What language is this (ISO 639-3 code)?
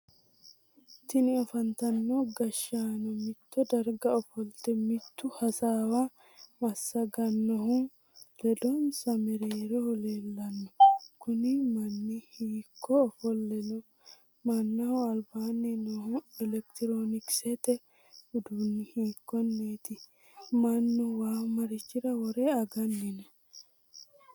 sid